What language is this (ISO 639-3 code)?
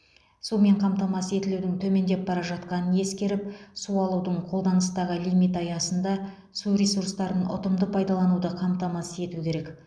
kaz